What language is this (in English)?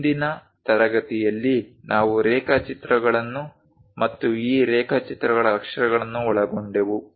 Kannada